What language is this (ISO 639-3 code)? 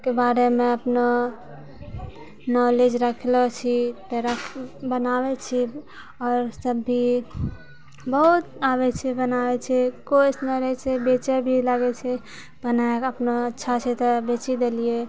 mai